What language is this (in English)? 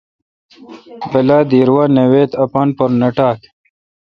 Kalkoti